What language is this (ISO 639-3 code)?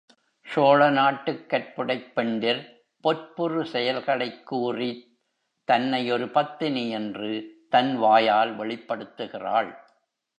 tam